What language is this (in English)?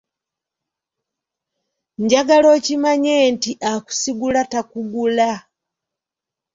Ganda